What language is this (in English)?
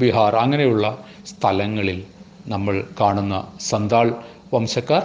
Malayalam